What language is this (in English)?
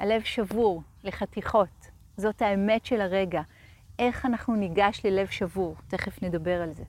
Hebrew